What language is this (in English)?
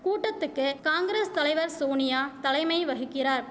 Tamil